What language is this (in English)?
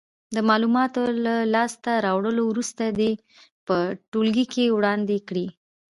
Pashto